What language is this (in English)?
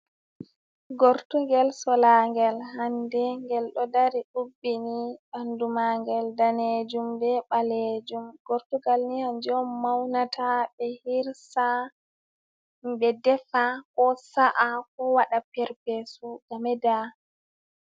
Fula